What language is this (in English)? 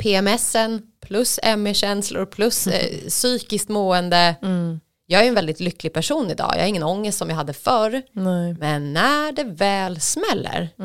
Swedish